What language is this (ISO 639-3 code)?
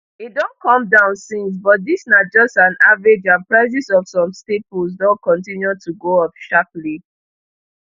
pcm